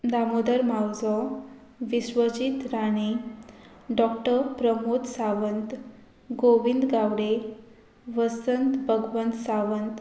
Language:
Konkani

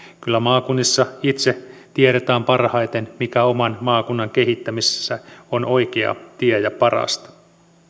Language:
Finnish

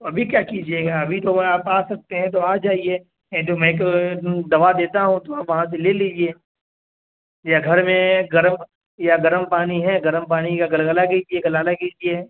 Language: Urdu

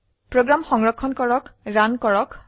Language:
Assamese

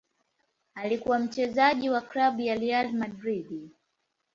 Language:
Swahili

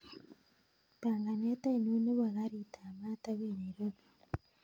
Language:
Kalenjin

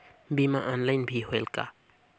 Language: Chhattisgarhi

